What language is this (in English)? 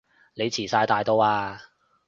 Cantonese